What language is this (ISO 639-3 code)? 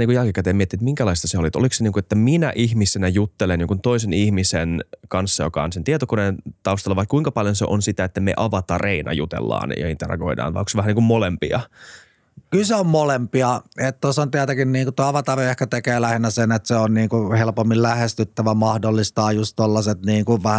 fin